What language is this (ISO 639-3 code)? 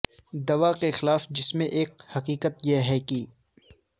urd